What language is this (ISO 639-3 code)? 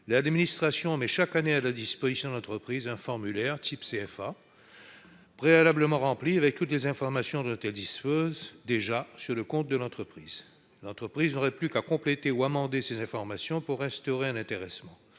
fra